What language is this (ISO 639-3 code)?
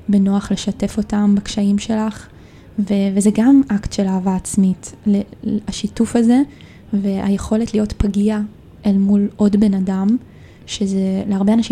heb